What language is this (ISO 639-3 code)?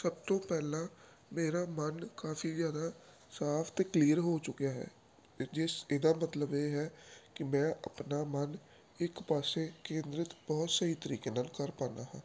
pan